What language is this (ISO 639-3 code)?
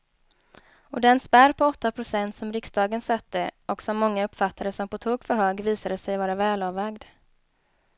swe